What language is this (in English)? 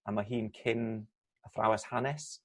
Welsh